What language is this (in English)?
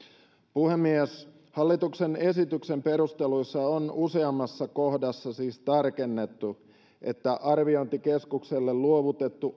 Finnish